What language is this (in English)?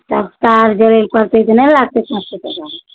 Maithili